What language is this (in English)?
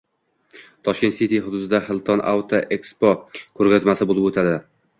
Uzbek